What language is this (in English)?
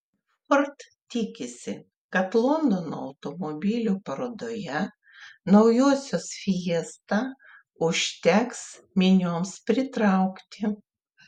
Lithuanian